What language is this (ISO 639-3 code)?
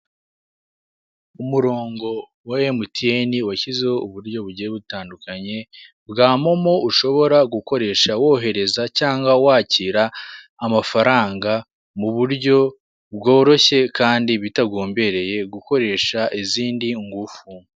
kin